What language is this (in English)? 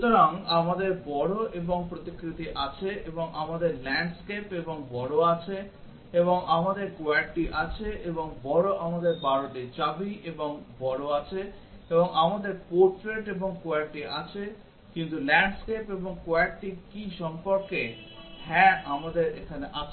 Bangla